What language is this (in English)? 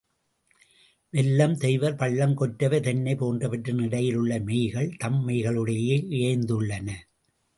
Tamil